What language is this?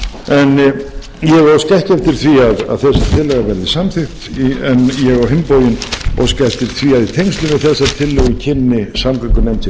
Icelandic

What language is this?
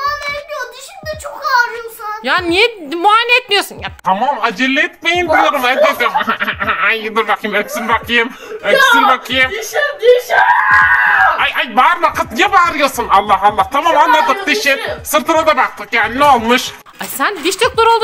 Turkish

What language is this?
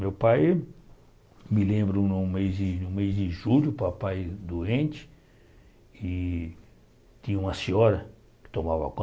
Portuguese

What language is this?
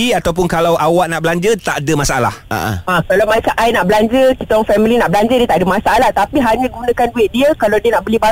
Malay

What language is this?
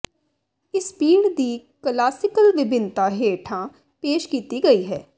Punjabi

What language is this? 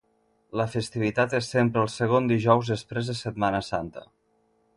Catalan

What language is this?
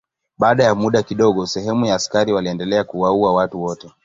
Swahili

